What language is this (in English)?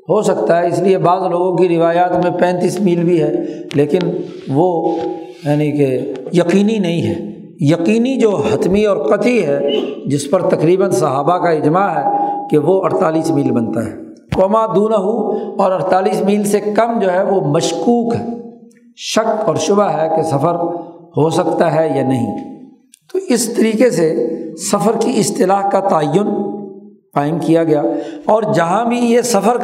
Urdu